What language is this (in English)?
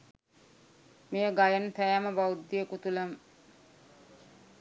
Sinhala